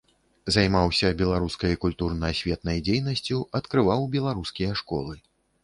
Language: Belarusian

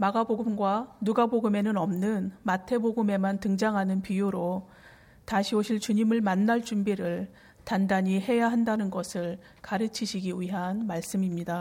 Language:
Korean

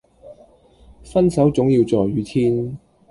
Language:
Cantonese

